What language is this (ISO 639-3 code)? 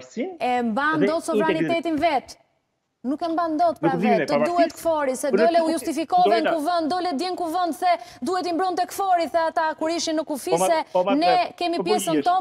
ron